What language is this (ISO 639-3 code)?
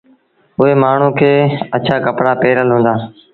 sbn